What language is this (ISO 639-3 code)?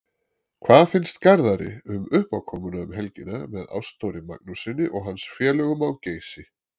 isl